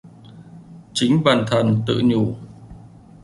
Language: Vietnamese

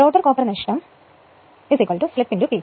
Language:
Malayalam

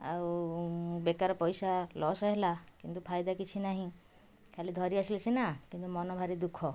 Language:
Odia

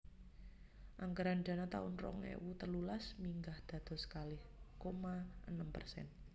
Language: Javanese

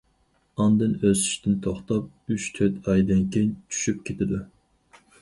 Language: Uyghur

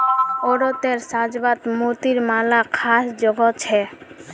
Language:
Magahi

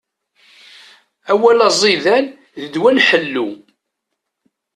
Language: Kabyle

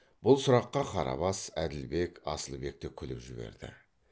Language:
Kazakh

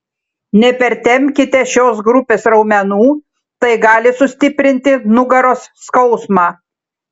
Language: Lithuanian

